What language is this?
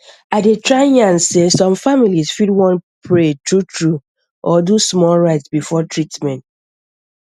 Nigerian Pidgin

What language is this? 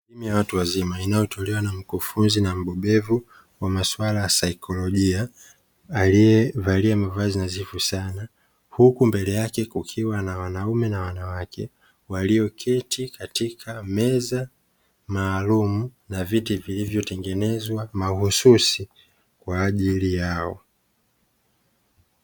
Swahili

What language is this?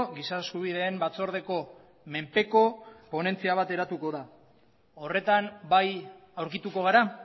Basque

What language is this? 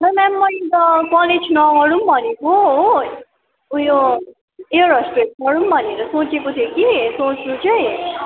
Nepali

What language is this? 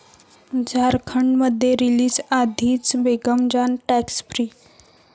Marathi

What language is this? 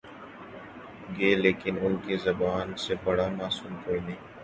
Urdu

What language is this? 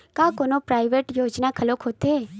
Chhattisgarhi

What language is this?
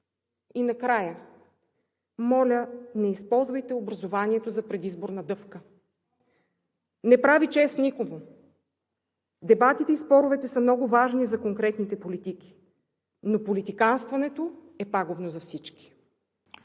Bulgarian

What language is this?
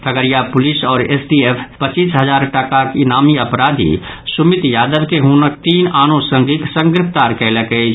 Maithili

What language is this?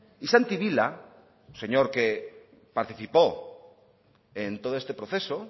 Spanish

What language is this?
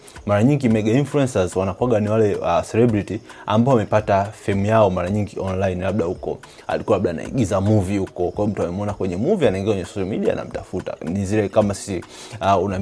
Swahili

